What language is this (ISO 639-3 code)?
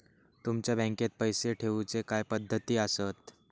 mar